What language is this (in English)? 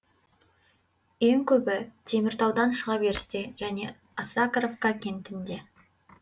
Kazakh